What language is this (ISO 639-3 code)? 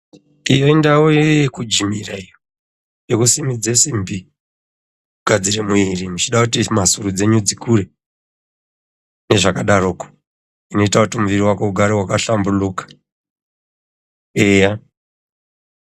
ndc